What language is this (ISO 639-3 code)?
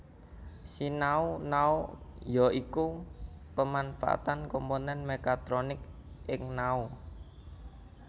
jav